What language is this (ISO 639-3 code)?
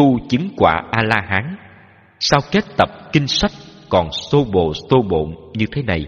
vie